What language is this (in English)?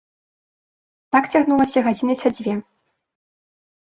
Belarusian